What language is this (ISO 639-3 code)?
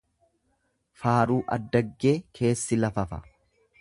orm